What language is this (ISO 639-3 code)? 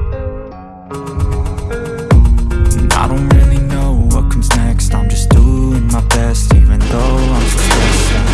eng